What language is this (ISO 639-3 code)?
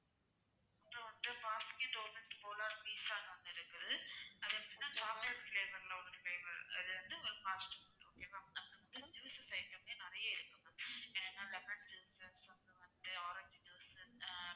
tam